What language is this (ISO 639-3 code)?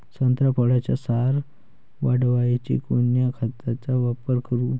mar